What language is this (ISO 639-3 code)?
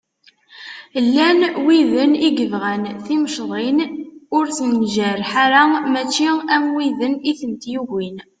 kab